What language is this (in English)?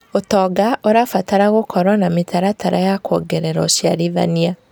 Kikuyu